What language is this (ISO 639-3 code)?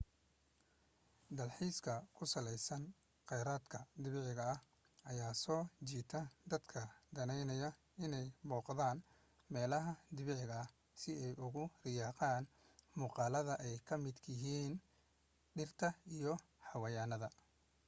som